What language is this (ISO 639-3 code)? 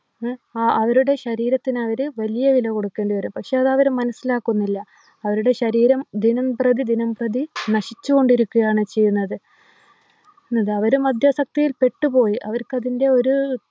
mal